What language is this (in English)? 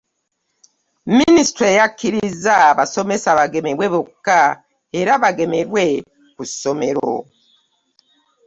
Ganda